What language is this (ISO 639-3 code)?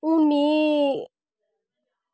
doi